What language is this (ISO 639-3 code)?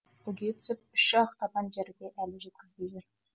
kaz